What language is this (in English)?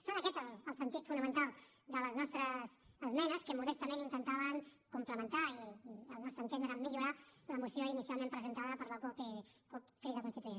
Catalan